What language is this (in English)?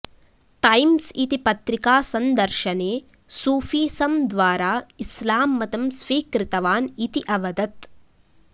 Sanskrit